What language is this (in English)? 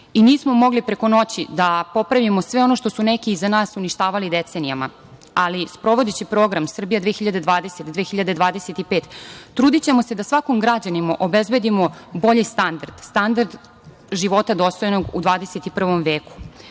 Serbian